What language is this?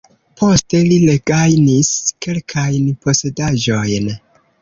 Esperanto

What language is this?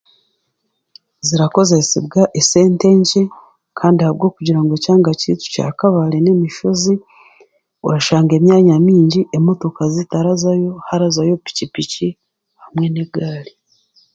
Chiga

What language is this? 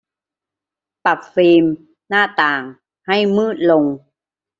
Thai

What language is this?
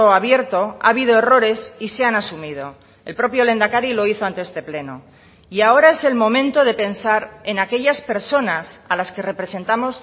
Spanish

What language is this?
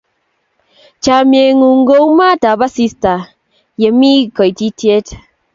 Kalenjin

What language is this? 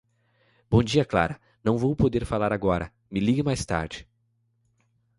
Portuguese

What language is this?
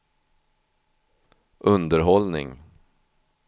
Swedish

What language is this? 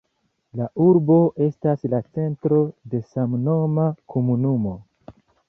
Esperanto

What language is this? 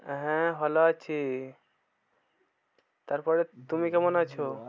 Bangla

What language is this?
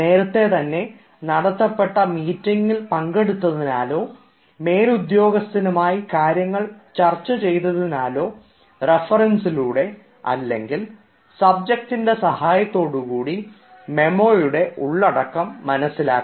Malayalam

